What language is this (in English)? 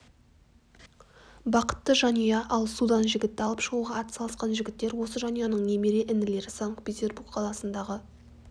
Kazakh